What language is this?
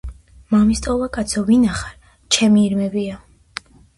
Georgian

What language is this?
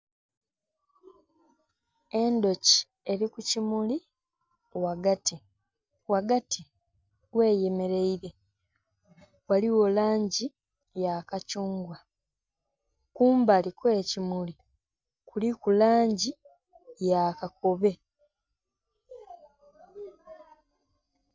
Soga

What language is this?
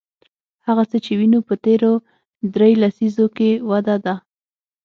Pashto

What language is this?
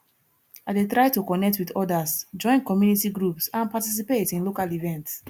Nigerian Pidgin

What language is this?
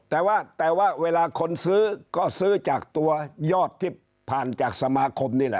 Thai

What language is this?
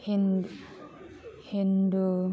Bodo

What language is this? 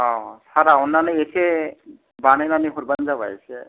Bodo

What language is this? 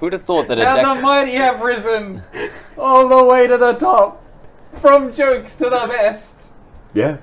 English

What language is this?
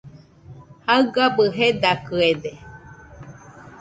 Nüpode Huitoto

